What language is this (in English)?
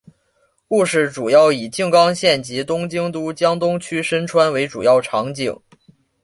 Chinese